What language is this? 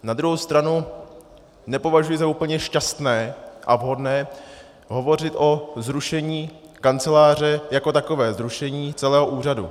Czech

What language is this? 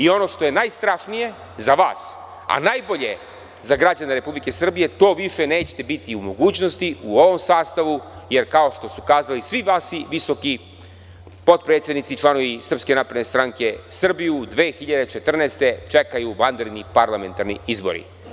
Serbian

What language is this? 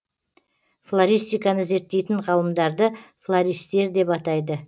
Kazakh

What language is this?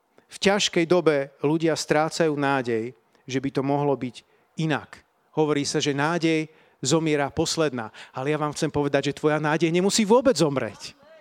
Slovak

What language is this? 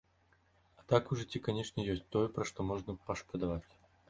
Belarusian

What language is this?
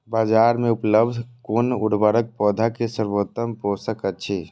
Maithili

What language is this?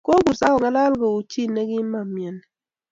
Kalenjin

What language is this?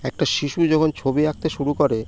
Bangla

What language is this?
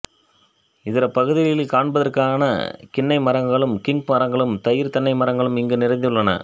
Tamil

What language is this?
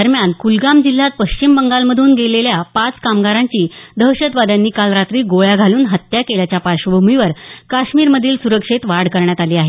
Marathi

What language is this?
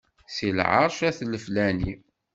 Kabyle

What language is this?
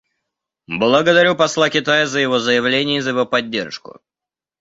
Russian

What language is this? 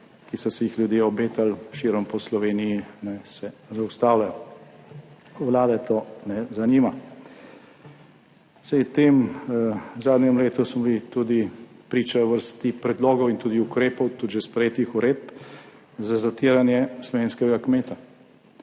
Slovenian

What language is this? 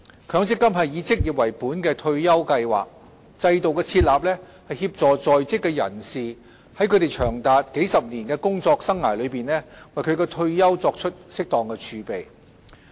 Cantonese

